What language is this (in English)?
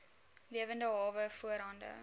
Afrikaans